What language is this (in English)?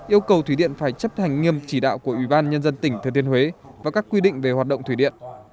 Vietnamese